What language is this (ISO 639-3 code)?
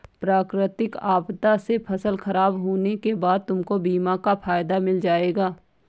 hin